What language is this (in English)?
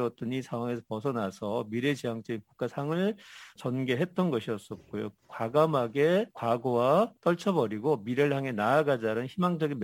Korean